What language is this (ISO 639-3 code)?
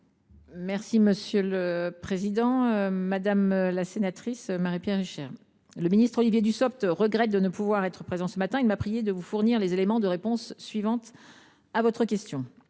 fra